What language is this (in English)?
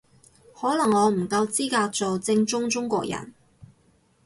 Cantonese